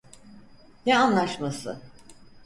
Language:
Turkish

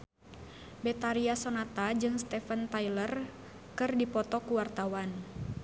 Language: Sundanese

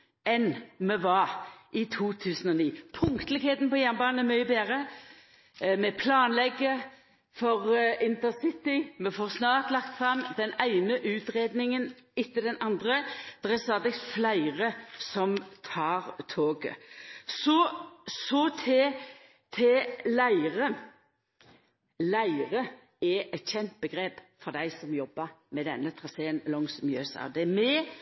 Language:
Norwegian Nynorsk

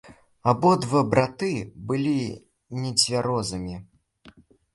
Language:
Belarusian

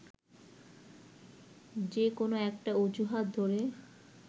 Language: Bangla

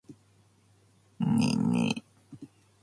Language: Japanese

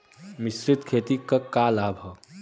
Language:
Bhojpuri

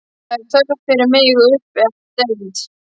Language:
Icelandic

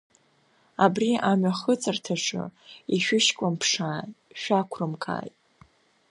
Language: Abkhazian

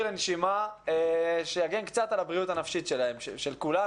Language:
Hebrew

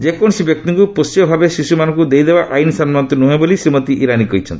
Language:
Odia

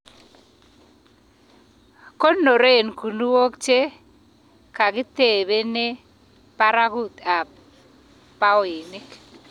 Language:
Kalenjin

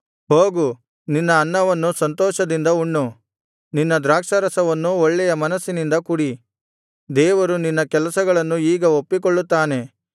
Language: Kannada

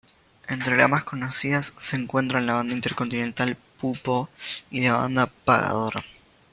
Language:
Spanish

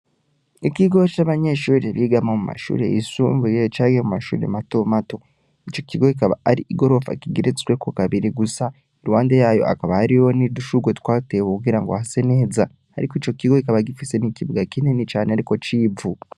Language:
Rundi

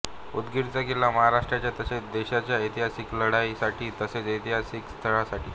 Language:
Marathi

